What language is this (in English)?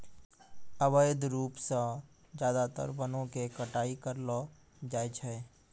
Maithili